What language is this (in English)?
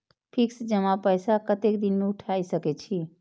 Maithili